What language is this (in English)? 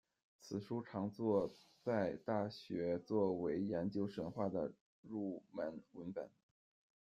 Chinese